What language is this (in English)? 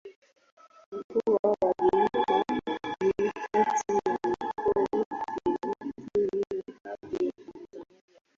Swahili